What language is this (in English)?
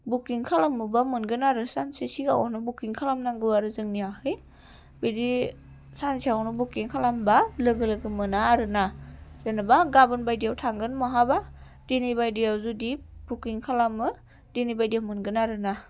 Bodo